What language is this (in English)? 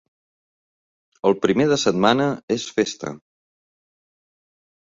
Catalan